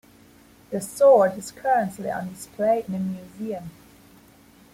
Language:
English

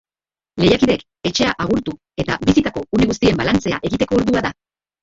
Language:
Basque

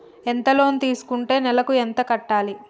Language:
Telugu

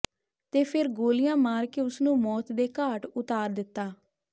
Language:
Punjabi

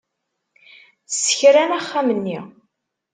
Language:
Kabyle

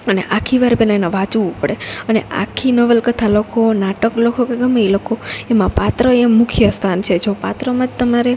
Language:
Gujarati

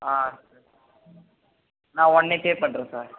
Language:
Tamil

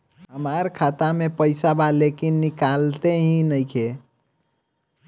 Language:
Bhojpuri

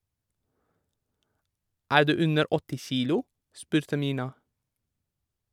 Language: Norwegian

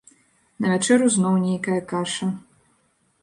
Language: Belarusian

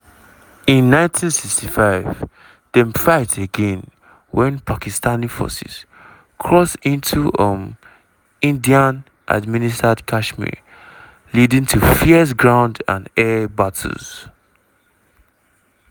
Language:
Nigerian Pidgin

